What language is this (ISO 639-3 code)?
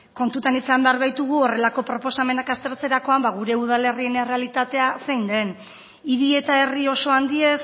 eus